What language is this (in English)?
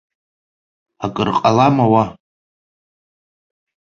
Abkhazian